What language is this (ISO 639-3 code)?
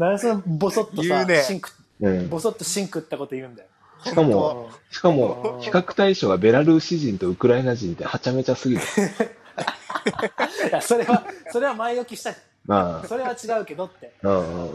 jpn